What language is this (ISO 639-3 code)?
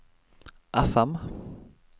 nor